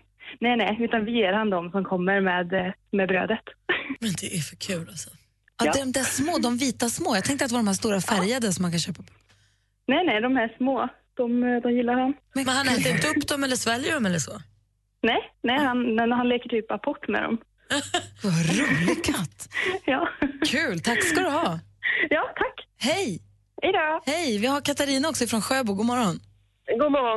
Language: Swedish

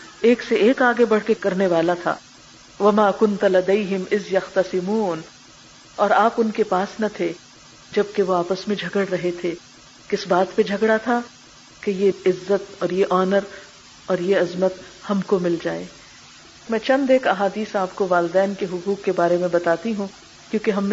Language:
Urdu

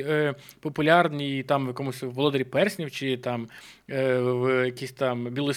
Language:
Ukrainian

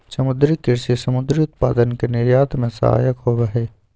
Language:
Magahi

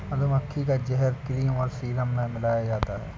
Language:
Hindi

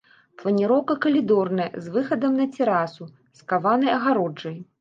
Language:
Belarusian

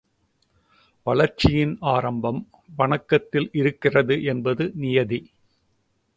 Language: Tamil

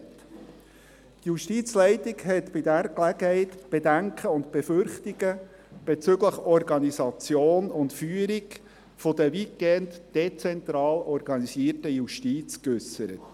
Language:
Swiss German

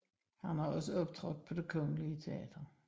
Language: Danish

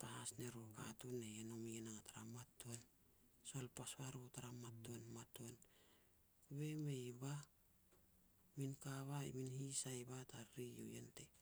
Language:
Petats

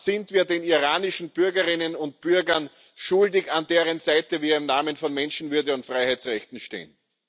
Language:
German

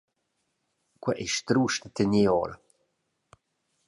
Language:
Romansh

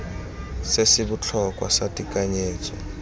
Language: Tswana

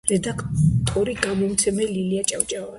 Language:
Georgian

